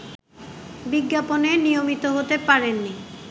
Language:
Bangla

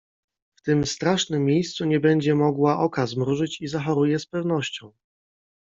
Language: Polish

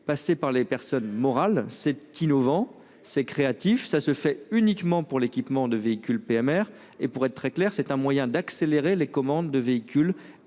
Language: French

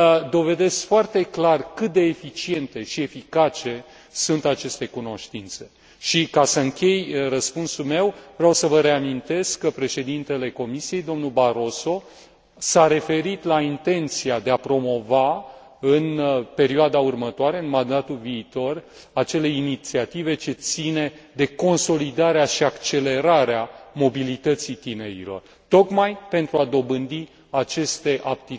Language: Romanian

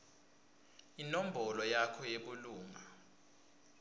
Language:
Swati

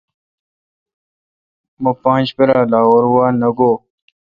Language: Kalkoti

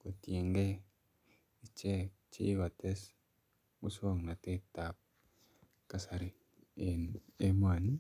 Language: Kalenjin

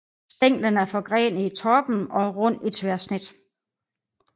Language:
Danish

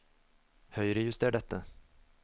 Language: Norwegian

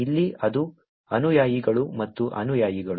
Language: Kannada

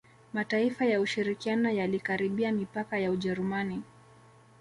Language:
Swahili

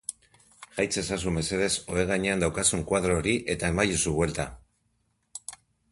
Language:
Basque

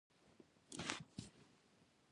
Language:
Pashto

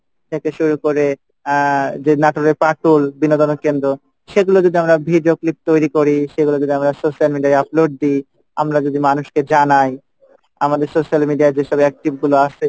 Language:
Bangla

